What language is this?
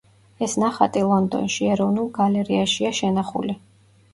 Georgian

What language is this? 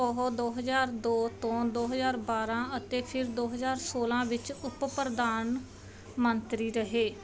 Punjabi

